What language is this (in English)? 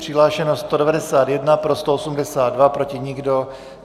Czech